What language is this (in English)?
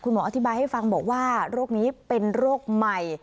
Thai